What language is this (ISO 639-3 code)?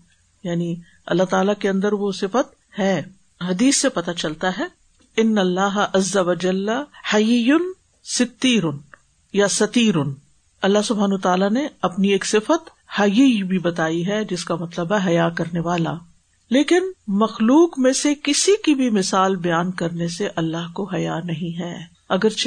urd